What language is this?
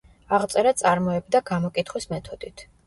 Georgian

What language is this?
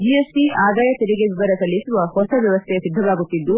Kannada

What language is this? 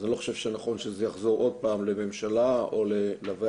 Hebrew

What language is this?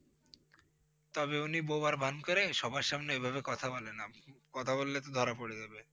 Bangla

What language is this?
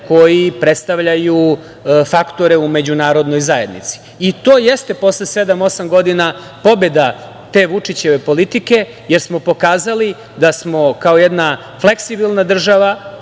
Serbian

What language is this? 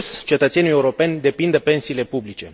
Romanian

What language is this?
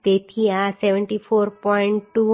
Gujarati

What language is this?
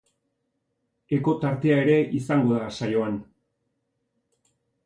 Basque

